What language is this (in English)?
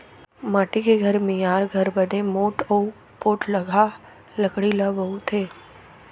Chhattisgarhi